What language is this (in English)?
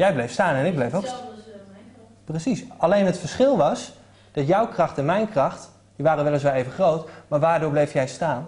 Dutch